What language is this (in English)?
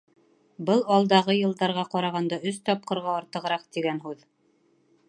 Bashkir